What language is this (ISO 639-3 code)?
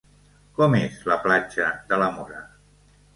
cat